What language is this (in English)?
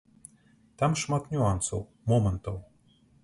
Belarusian